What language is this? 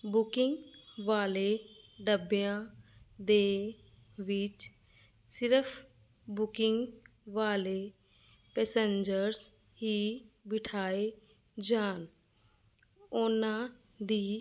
Punjabi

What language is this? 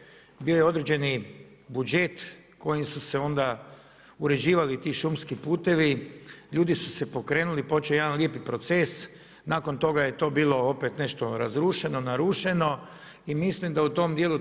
Croatian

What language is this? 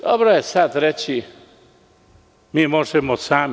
Serbian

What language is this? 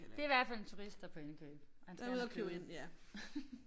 Danish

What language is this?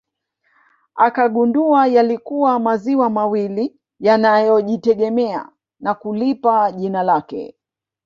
Swahili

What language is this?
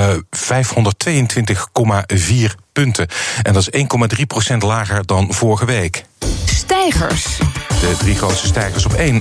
Dutch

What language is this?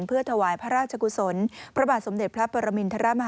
Thai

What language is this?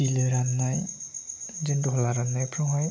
Bodo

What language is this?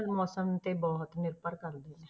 Punjabi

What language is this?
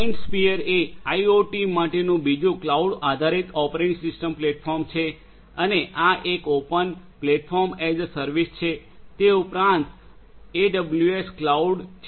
Gujarati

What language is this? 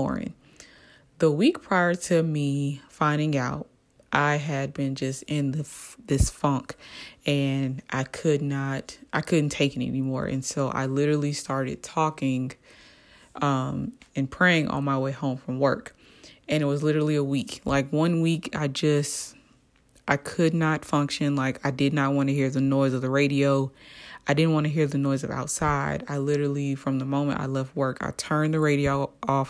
English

